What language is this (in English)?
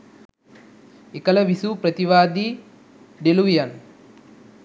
Sinhala